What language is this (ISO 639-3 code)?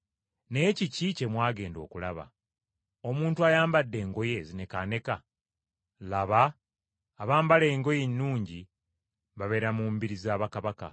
lug